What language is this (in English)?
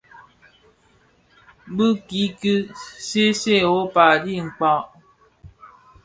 Bafia